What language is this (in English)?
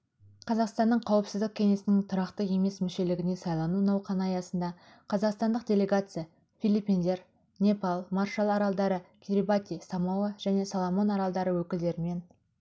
Kazakh